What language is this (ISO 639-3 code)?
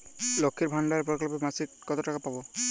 ben